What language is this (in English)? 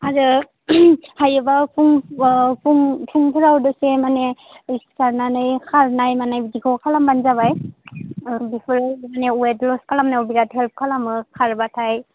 Bodo